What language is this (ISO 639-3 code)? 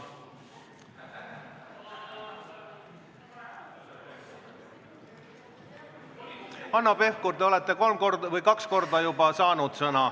est